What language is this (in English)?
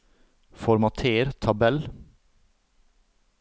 Norwegian